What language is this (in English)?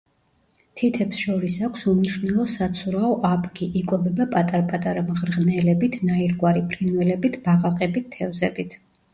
Georgian